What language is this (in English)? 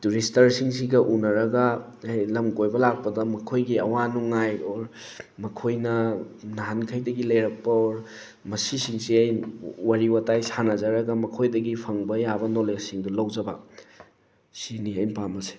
Manipuri